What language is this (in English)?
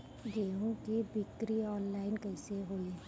Bhojpuri